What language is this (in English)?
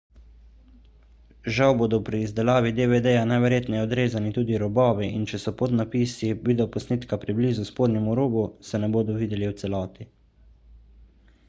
Slovenian